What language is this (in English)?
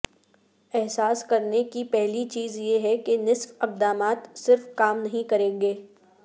Urdu